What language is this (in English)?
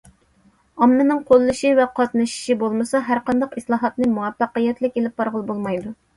Uyghur